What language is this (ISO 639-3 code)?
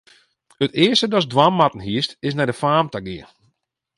fry